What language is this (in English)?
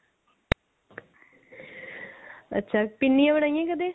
Punjabi